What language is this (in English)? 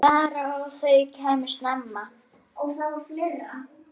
Icelandic